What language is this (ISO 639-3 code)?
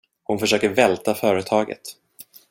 swe